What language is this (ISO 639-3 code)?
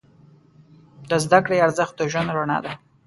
pus